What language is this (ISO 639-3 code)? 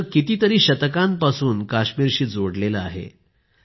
mar